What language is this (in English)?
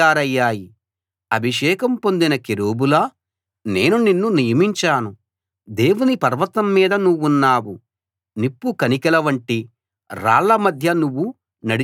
Telugu